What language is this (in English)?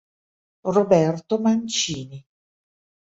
Italian